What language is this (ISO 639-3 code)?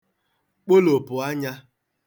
ibo